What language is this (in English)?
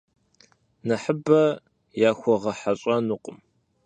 Kabardian